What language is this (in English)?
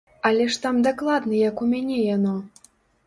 Belarusian